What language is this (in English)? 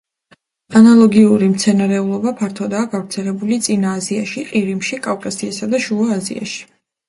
Georgian